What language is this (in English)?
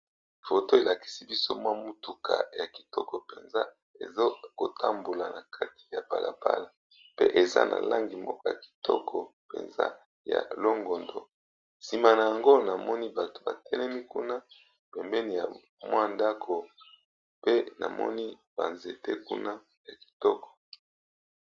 Lingala